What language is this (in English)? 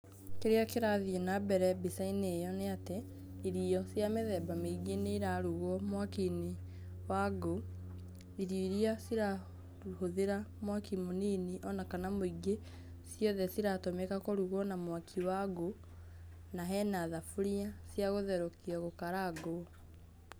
Kikuyu